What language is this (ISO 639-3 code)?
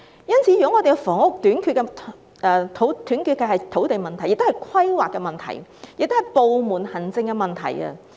yue